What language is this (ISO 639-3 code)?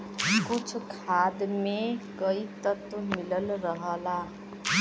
bho